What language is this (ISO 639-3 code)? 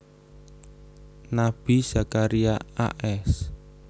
jav